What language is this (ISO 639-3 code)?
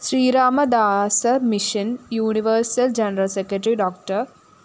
mal